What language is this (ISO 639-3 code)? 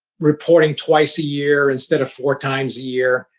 eng